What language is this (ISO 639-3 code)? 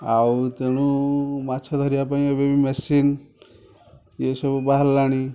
ori